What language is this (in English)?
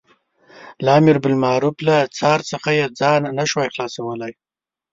Pashto